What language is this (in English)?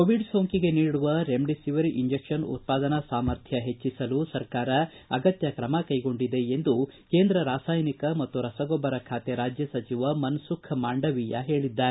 Kannada